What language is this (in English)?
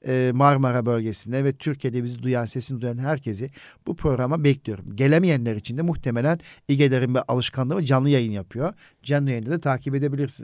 Turkish